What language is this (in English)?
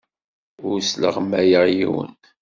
Kabyle